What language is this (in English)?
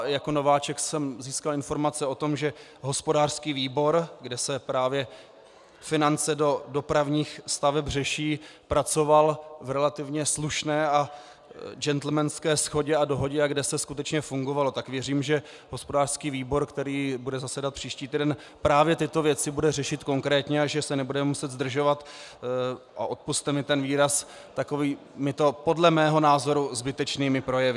Czech